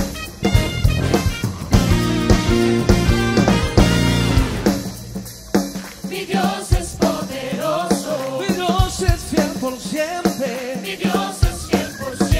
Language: Spanish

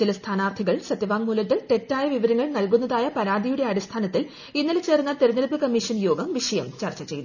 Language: Malayalam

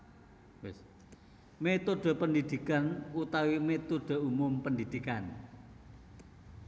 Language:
Javanese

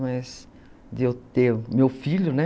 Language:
Portuguese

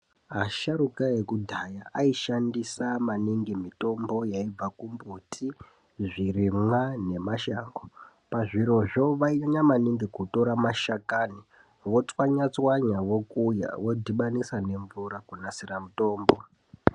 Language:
Ndau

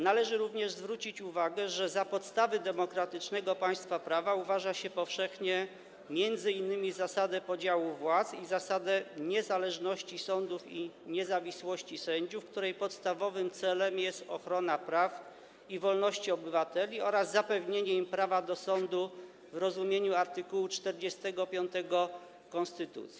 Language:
Polish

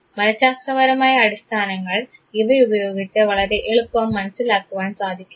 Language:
Malayalam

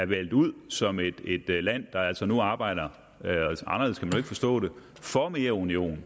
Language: Danish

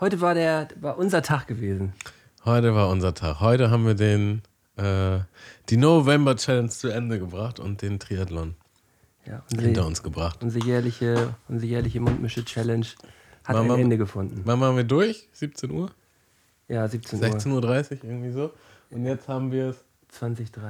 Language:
German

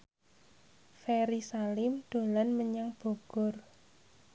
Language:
Javanese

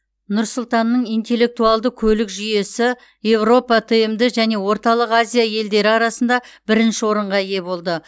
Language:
Kazakh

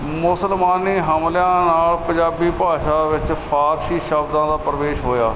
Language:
Punjabi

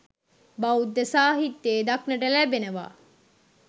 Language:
Sinhala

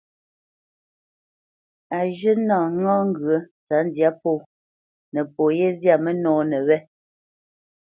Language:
Bamenyam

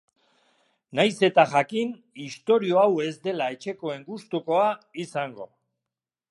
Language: Basque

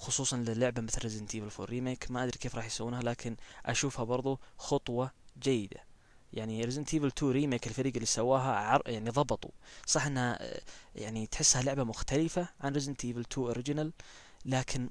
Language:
Arabic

